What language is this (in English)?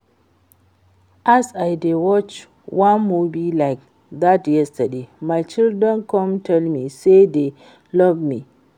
Nigerian Pidgin